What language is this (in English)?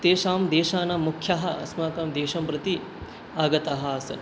Sanskrit